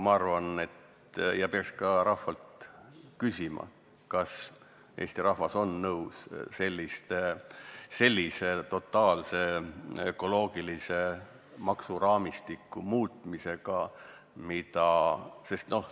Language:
Estonian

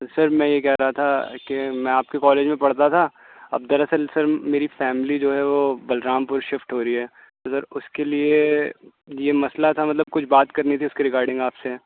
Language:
Urdu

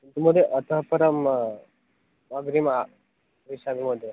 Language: Sanskrit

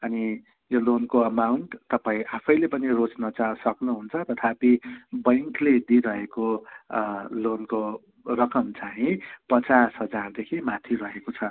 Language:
Nepali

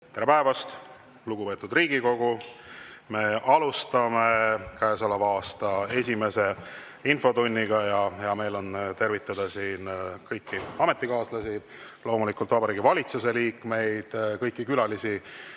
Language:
Estonian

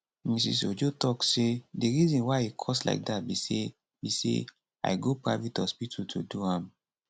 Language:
Nigerian Pidgin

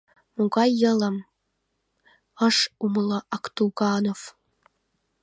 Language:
Mari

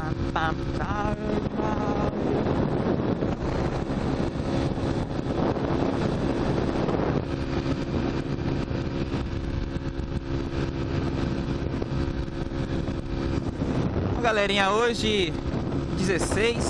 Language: Portuguese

